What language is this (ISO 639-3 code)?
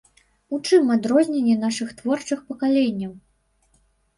bel